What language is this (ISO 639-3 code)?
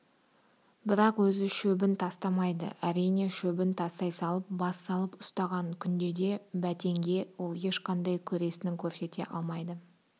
kaz